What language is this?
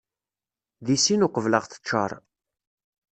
Kabyle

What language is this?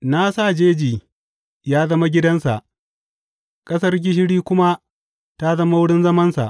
Hausa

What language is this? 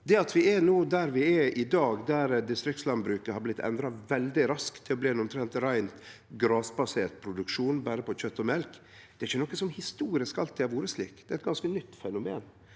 Norwegian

